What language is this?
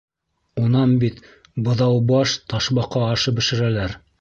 Bashkir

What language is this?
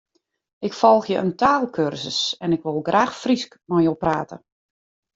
Western Frisian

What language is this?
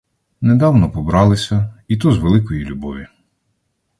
Ukrainian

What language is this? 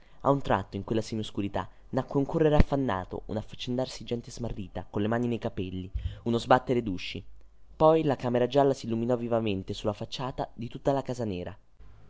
Italian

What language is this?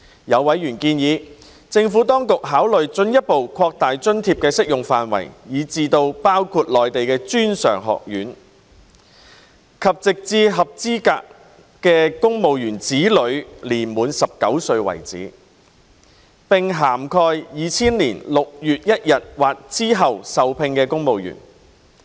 Cantonese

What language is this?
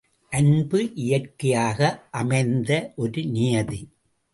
Tamil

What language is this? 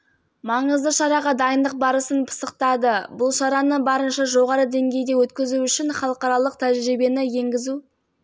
Kazakh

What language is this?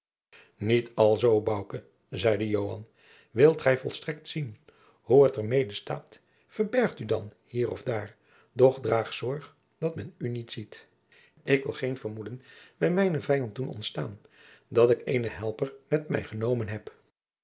Dutch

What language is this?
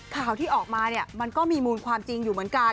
Thai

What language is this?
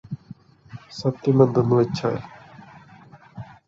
Malayalam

